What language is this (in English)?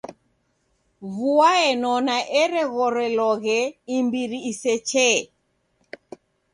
Taita